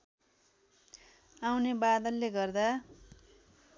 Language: Nepali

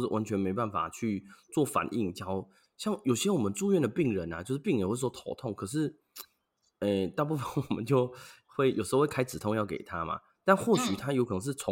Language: Chinese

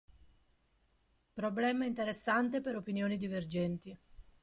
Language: Italian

